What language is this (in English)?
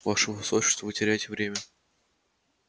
Russian